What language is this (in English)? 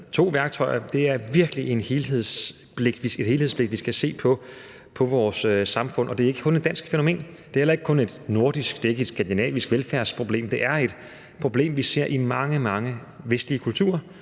Danish